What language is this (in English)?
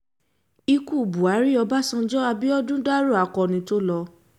Yoruba